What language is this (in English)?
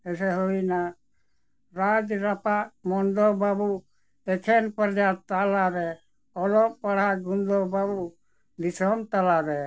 Santali